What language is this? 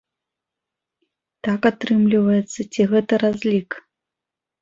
Belarusian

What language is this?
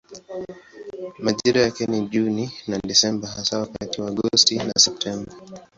Swahili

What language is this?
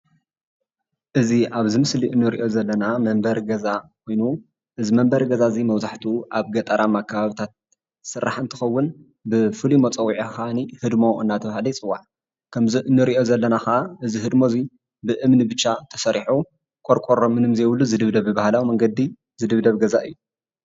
Tigrinya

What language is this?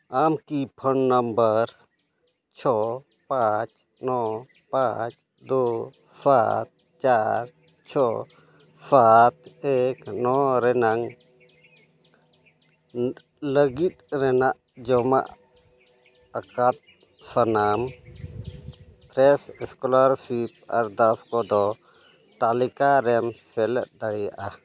Santali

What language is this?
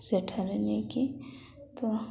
Odia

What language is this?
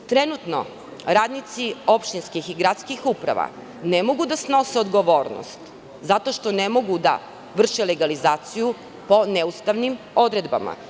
Serbian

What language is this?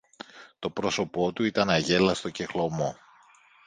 Greek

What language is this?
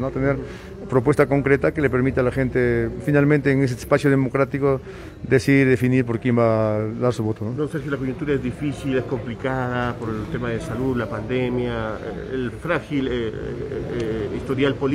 Spanish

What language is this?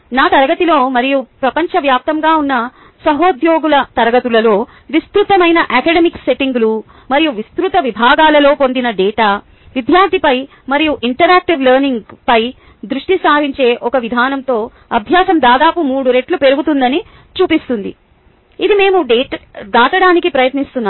Telugu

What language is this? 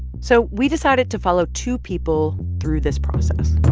English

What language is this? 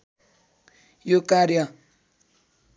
Nepali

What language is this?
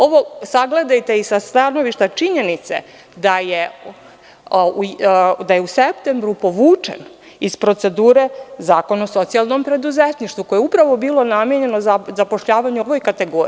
Serbian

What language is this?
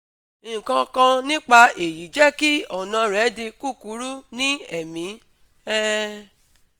Yoruba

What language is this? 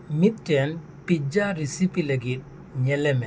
Santali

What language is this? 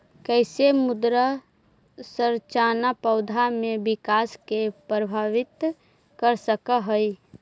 Magahi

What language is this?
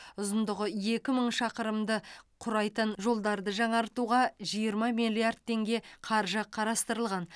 Kazakh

